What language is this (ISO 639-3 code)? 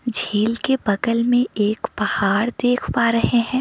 hin